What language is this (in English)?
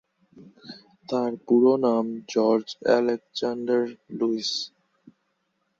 Bangla